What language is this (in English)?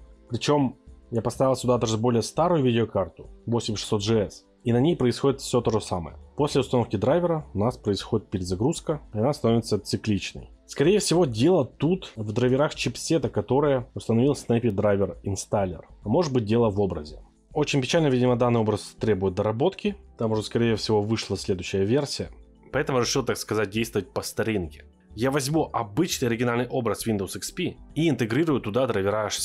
Russian